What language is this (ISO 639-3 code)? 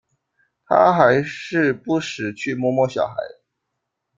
zho